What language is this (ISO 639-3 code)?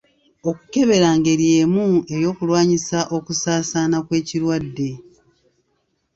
lug